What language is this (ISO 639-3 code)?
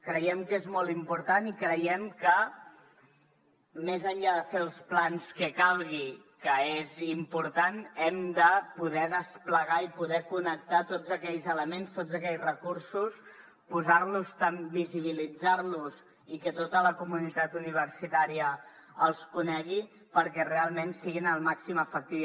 cat